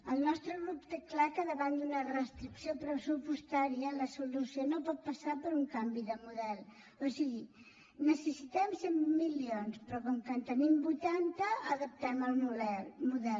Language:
Catalan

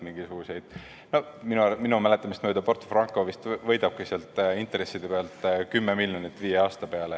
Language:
Estonian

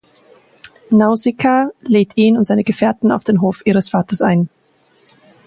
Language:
German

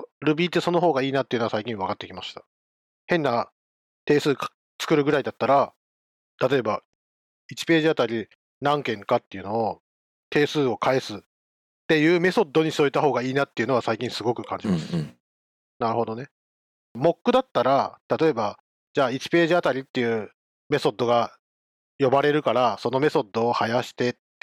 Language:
Japanese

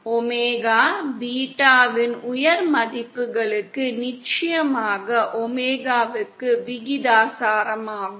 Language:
Tamil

